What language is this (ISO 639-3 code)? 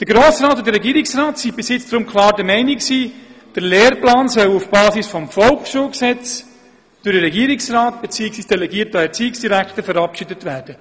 gsw